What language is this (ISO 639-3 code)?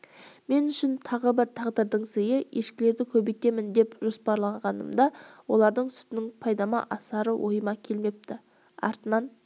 kaz